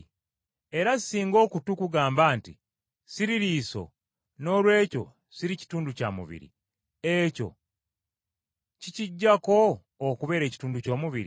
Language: Ganda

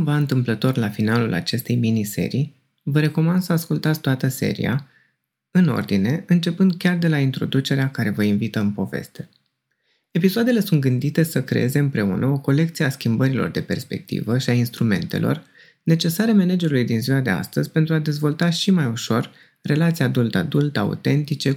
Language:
Romanian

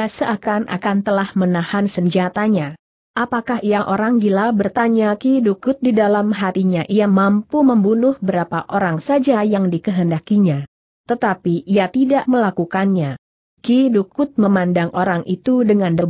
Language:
Indonesian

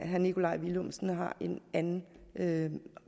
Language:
Danish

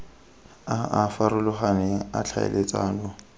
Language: Tswana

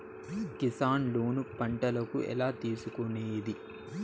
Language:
Telugu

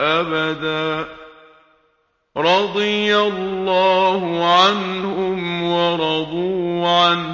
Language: Arabic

